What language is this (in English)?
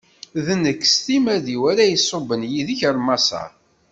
Kabyle